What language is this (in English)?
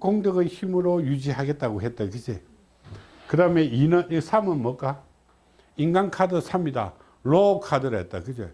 Korean